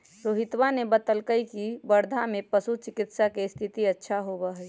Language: Magahi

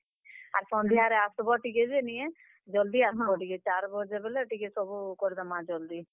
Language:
Odia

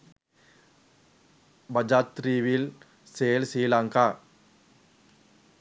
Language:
Sinhala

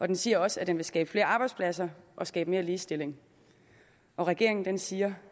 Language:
Danish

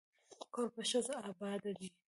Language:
Pashto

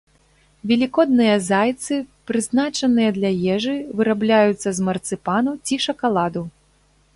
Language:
Belarusian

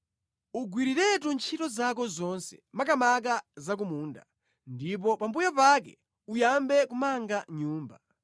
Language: Nyanja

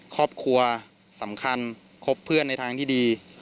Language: Thai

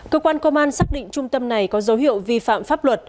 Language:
Vietnamese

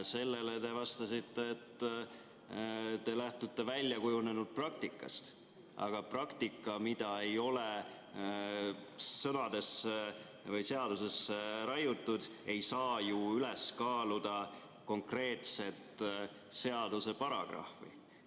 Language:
Estonian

